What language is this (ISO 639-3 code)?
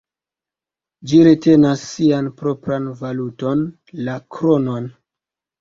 epo